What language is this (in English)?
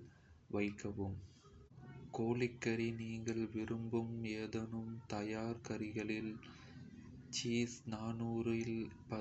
Kota (India)